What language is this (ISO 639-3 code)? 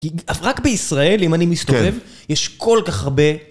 heb